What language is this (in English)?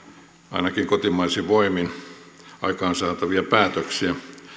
Finnish